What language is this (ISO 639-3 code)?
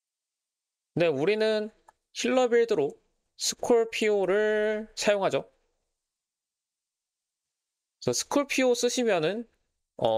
kor